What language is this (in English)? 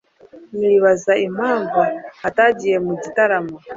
Kinyarwanda